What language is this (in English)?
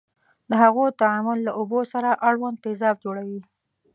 Pashto